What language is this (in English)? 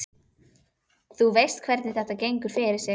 Icelandic